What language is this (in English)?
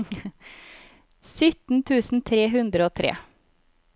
Norwegian